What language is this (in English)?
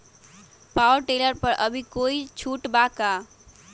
Magahi